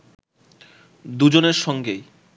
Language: Bangla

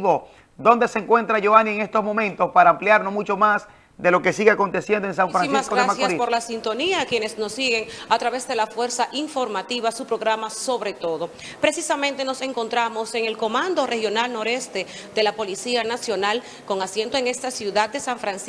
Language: Spanish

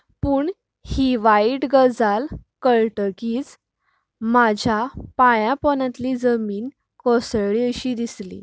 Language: Konkani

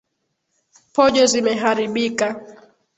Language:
Swahili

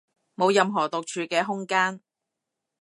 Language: Cantonese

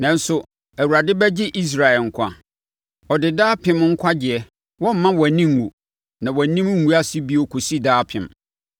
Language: Akan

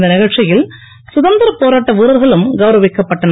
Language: Tamil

